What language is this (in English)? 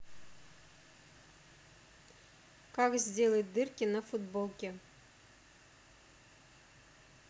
Russian